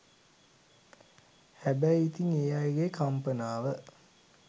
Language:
Sinhala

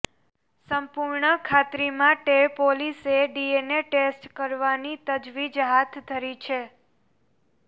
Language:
Gujarati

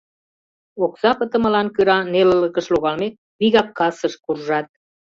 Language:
Mari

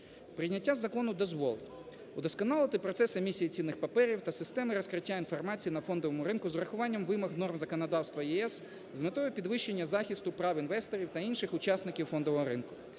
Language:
Ukrainian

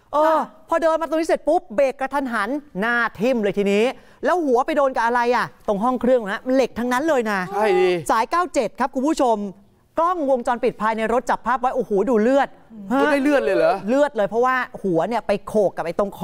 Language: Thai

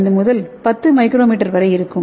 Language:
Tamil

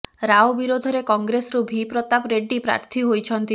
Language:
Odia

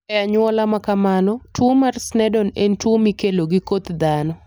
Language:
Luo (Kenya and Tanzania)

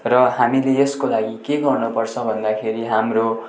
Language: Nepali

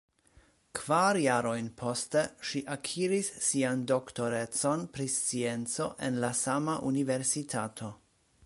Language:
Esperanto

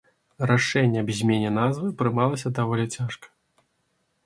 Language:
Belarusian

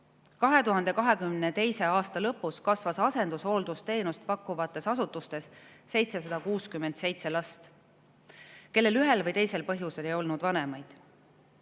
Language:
Estonian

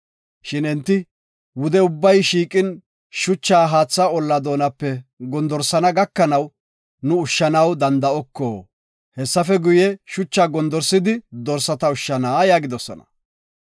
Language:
Gofa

